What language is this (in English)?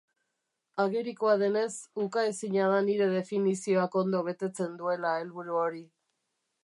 Basque